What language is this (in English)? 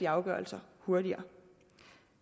Danish